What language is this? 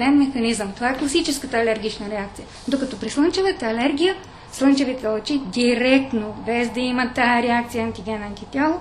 Bulgarian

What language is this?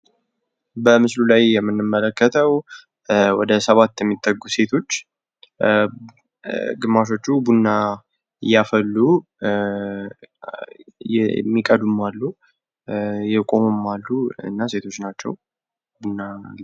Amharic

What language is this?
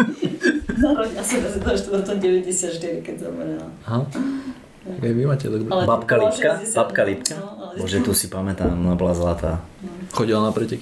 Slovak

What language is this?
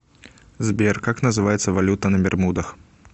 Russian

